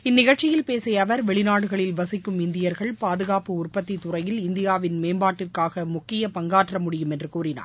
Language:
Tamil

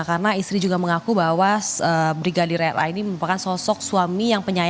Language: Indonesian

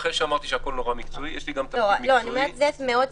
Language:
Hebrew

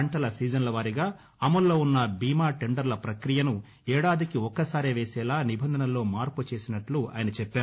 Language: Telugu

